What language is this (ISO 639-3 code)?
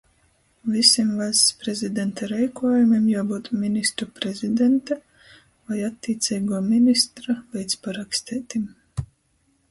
ltg